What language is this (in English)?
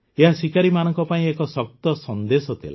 Odia